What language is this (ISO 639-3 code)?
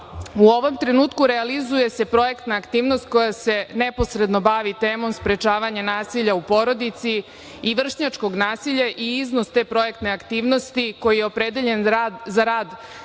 srp